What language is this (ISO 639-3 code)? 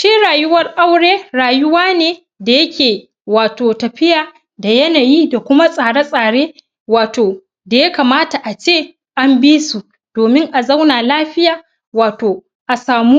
hau